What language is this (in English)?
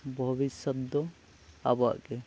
Santali